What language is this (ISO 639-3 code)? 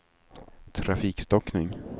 swe